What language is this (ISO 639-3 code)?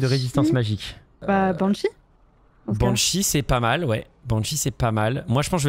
fra